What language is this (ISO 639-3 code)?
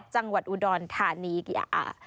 tha